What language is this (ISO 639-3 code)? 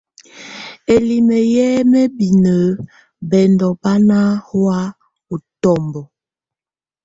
tvu